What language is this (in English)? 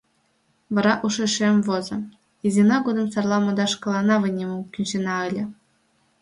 Mari